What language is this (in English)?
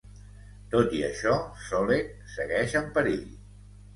Catalan